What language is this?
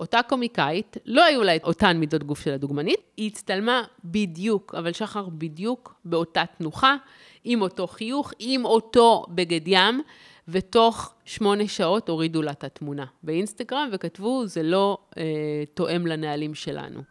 Hebrew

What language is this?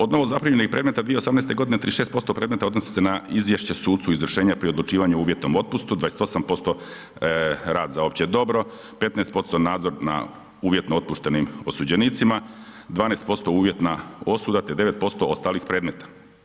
Croatian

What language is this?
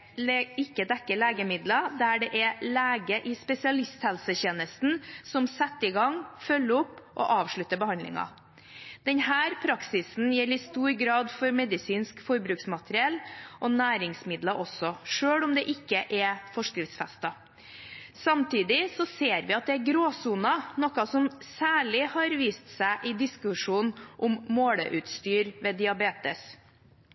Norwegian Bokmål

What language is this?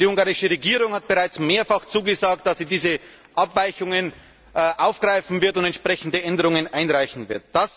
German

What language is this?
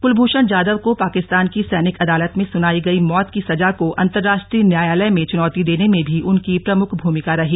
Hindi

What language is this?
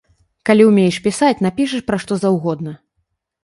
Belarusian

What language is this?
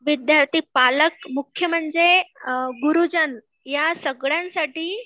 Marathi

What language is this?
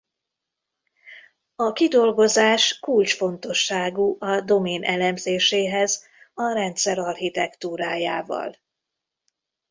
Hungarian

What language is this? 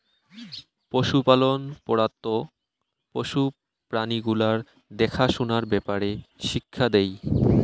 Bangla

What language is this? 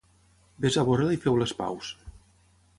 Catalan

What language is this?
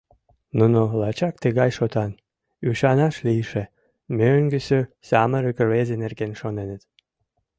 Mari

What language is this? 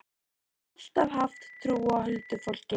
Icelandic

